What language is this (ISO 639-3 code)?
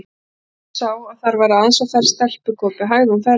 isl